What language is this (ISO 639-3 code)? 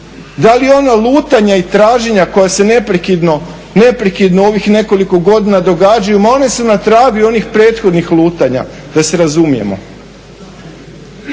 hrv